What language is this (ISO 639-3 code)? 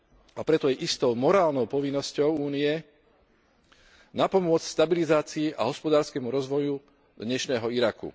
slk